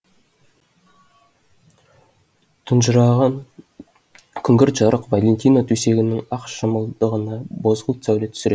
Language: Kazakh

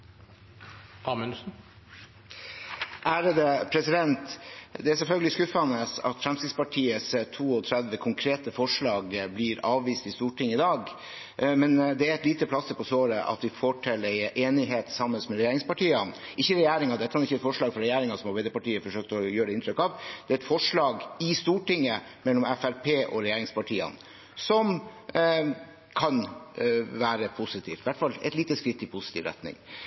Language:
Norwegian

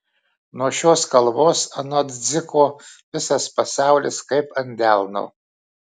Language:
Lithuanian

